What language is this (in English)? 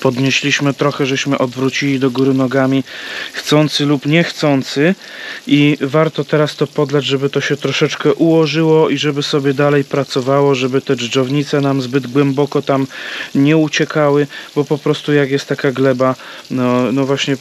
Polish